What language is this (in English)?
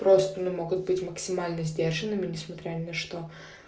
Russian